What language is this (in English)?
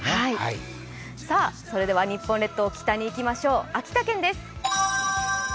Japanese